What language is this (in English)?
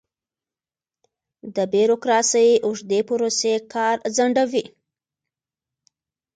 Pashto